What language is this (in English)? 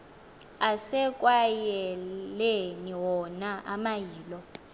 Xhosa